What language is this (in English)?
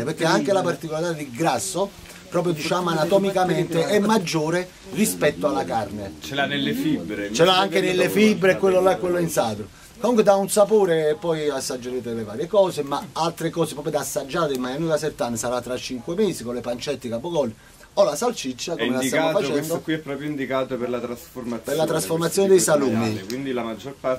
Italian